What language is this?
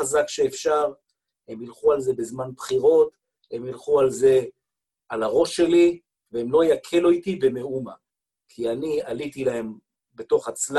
Hebrew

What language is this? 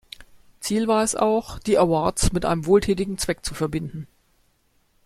German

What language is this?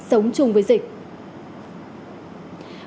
Vietnamese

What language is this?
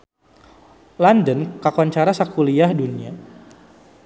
Sundanese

